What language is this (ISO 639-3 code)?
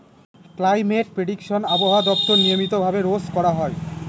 ben